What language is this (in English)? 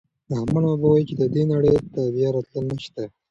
Pashto